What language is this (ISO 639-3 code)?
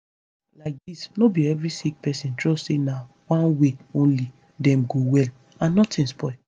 pcm